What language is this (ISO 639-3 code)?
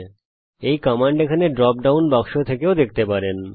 ben